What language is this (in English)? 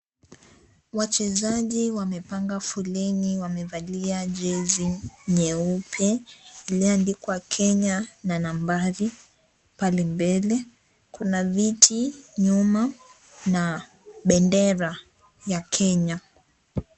Swahili